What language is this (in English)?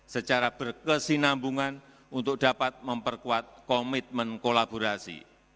Indonesian